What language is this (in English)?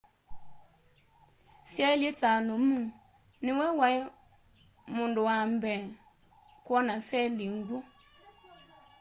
Kamba